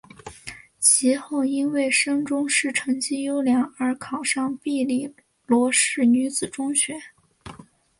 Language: Chinese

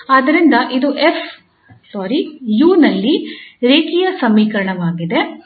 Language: Kannada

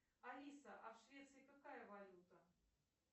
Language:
Russian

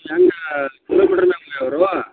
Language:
Kannada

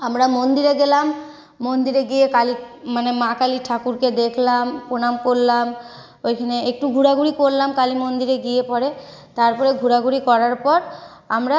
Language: Bangla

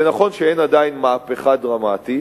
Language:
Hebrew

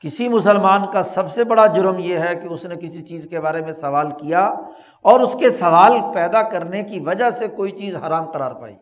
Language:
Urdu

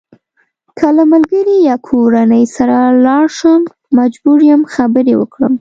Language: Pashto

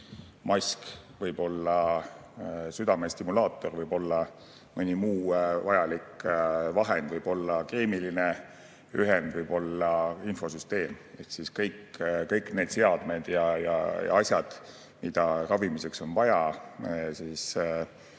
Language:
Estonian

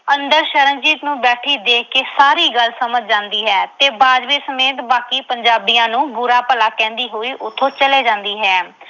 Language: Punjabi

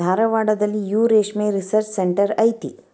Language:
Kannada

